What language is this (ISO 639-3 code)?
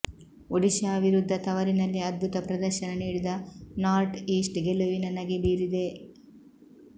kan